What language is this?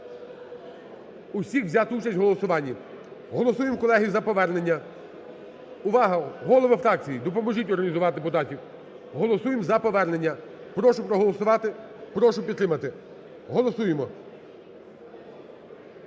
Ukrainian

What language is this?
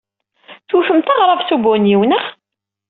Kabyle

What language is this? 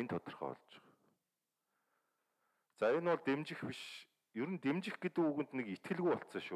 Korean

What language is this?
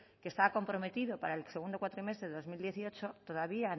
Spanish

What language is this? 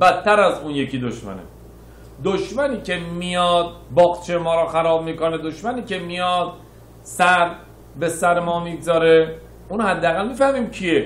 Persian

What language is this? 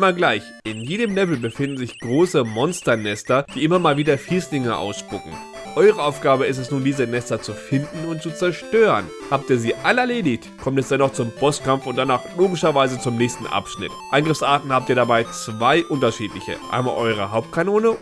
German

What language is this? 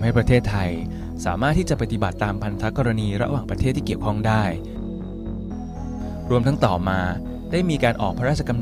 Thai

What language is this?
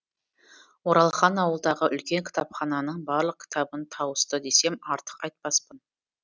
Kazakh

